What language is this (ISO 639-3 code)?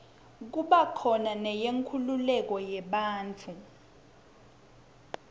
ssw